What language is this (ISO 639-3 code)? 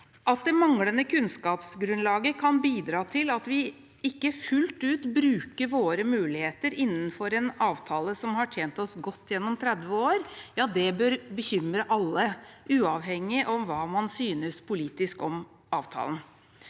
nor